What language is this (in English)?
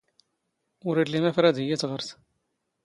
Standard Moroccan Tamazight